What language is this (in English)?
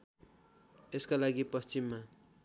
Nepali